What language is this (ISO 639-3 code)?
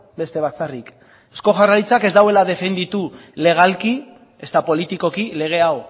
eus